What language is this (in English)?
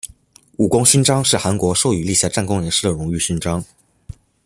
Chinese